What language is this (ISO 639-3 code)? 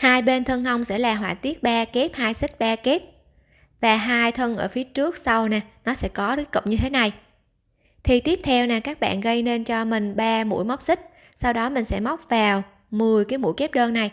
vie